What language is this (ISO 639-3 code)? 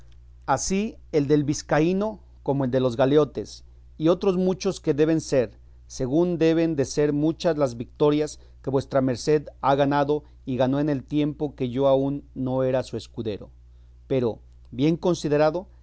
spa